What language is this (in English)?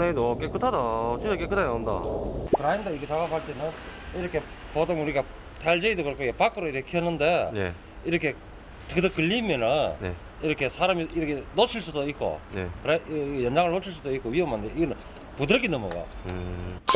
Korean